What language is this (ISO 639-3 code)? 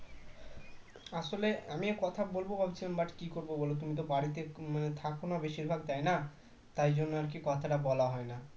ben